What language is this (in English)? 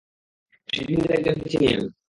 Bangla